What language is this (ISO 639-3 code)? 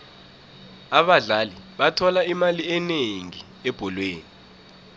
nbl